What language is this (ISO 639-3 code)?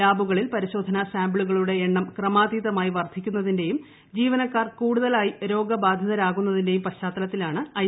mal